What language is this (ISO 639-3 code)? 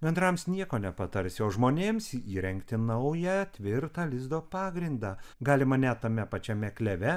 lit